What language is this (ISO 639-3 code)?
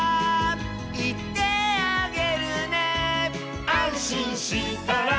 jpn